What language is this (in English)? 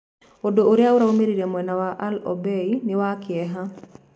Kikuyu